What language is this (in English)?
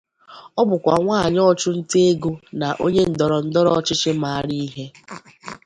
Igbo